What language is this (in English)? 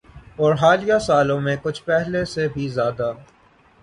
Urdu